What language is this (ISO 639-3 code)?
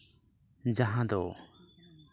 sat